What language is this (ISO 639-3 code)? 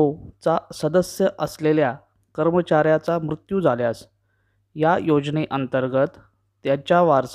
mar